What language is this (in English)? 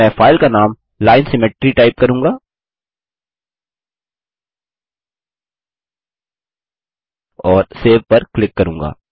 Hindi